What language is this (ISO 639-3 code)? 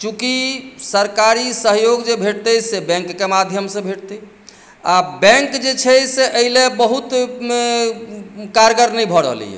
mai